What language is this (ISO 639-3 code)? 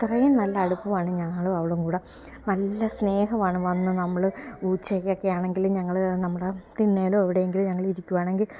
mal